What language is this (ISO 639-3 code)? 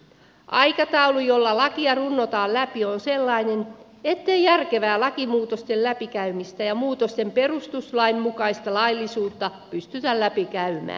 fin